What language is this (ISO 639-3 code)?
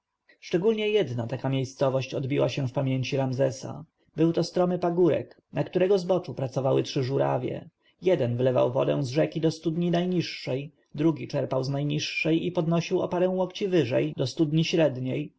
pol